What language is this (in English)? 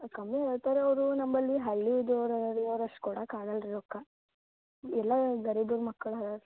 Kannada